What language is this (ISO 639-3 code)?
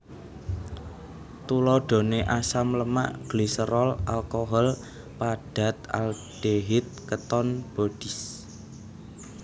jav